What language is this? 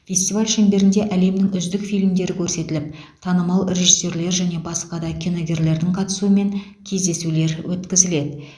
Kazakh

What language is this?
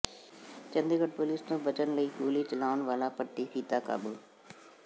Punjabi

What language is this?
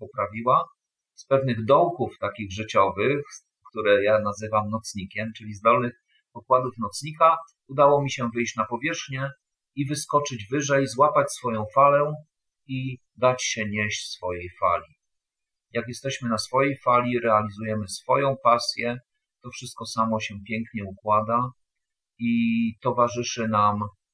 Polish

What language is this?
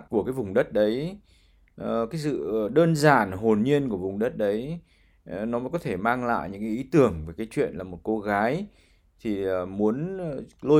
Vietnamese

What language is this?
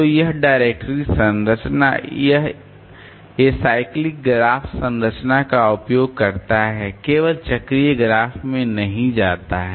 Hindi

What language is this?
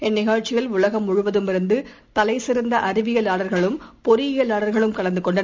Tamil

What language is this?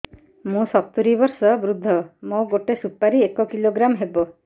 Odia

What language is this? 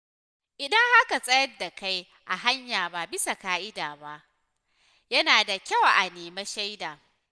Hausa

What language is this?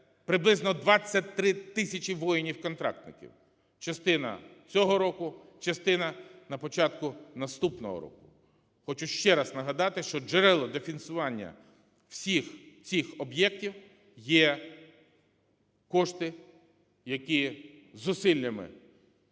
Ukrainian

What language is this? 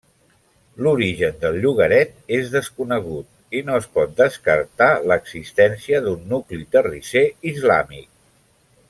Catalan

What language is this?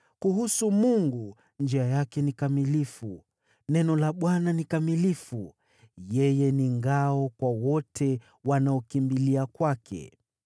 Swahili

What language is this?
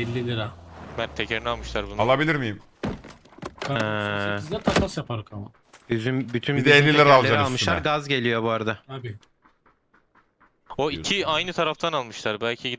Turkish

